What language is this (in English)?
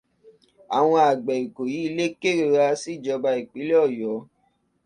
Yoruba